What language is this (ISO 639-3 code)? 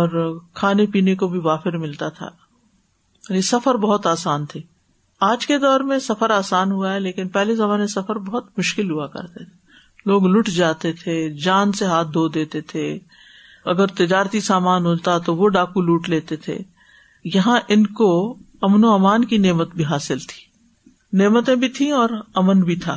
urd